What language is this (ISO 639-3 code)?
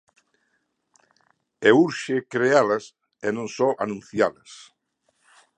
glg